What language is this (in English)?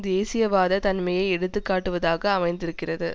Tamil